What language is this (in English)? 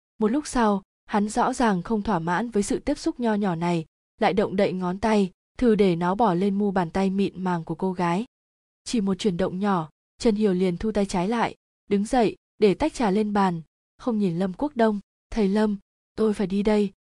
Vietnamese